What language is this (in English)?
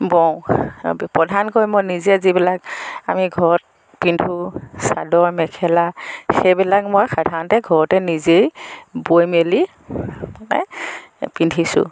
Assamese